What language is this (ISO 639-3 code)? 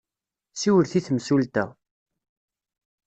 kab